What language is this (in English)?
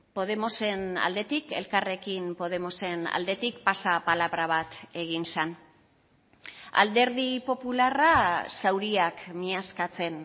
Basque